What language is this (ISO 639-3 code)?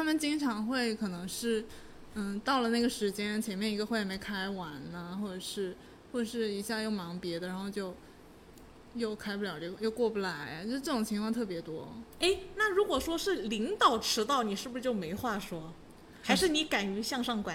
zho